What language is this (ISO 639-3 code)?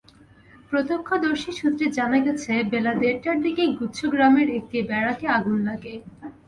ben